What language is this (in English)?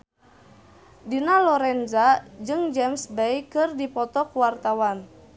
Sundanese